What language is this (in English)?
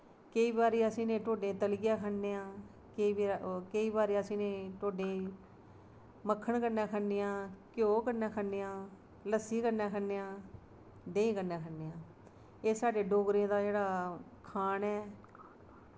Dogri